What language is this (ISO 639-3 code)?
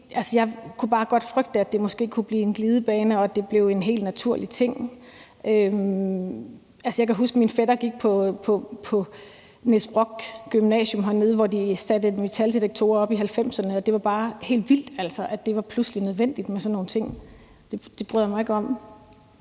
dan